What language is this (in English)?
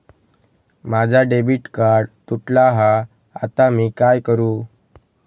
Marathi